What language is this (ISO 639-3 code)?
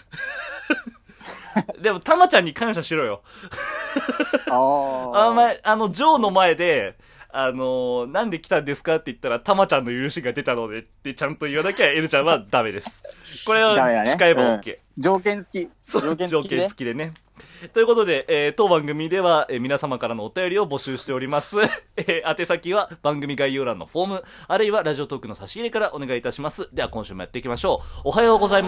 jpn